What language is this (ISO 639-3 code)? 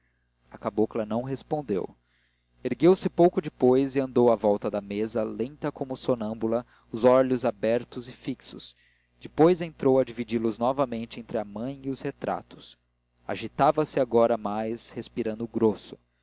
por